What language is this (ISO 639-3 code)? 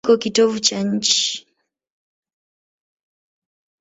swa